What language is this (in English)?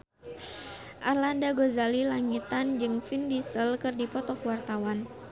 Sundanese